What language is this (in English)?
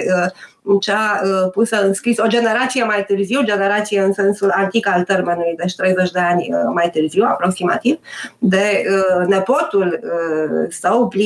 Romanian